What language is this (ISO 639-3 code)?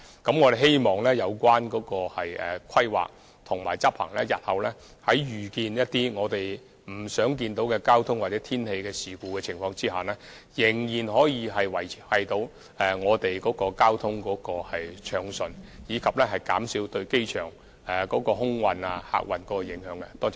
yue